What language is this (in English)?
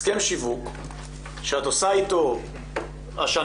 Hebrew